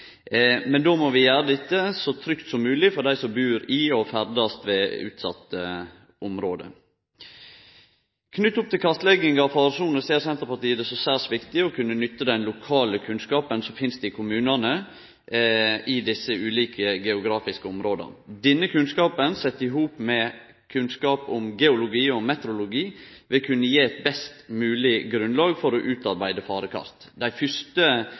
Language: Norwegian Nynorsk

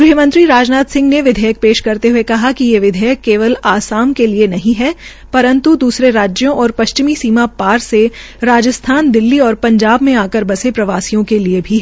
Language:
Hindi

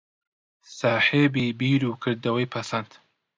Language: Central Kurdish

